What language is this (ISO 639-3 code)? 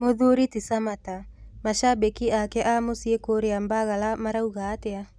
kik